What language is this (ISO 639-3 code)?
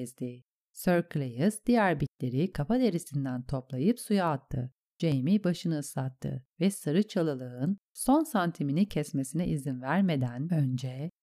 tur